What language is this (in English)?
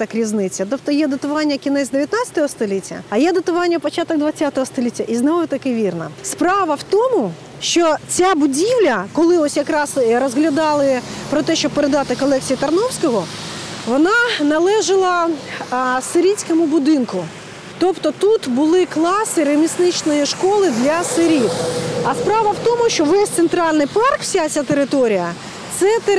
Ukrainian